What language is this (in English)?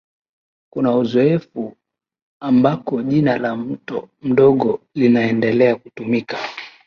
Swahili